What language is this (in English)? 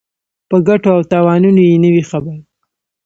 Pashto